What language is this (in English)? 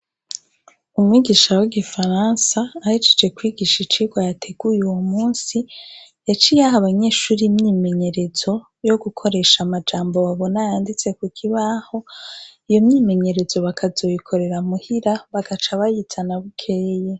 Rundi